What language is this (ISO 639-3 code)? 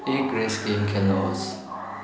nep